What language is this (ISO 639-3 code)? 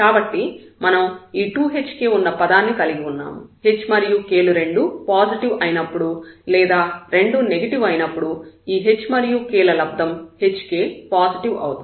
tel